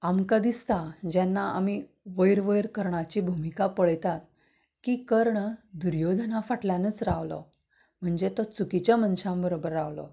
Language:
Konkani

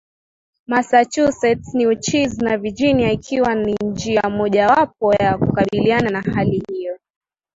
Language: Swahili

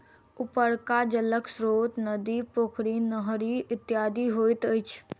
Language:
Maithili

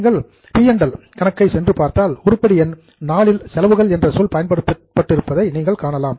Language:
Tamil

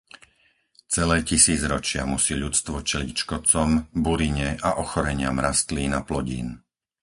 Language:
Slovak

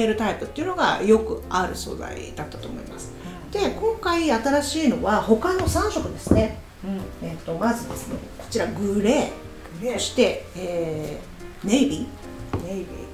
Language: Japanese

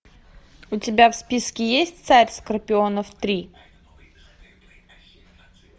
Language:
Russian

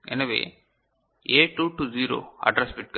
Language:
Tamil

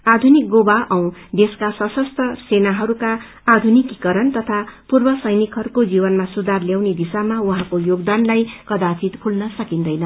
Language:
Nepali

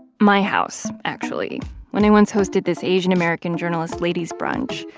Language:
English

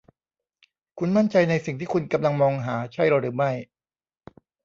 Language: Thai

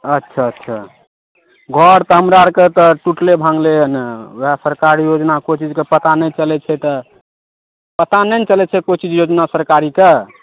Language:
Maithili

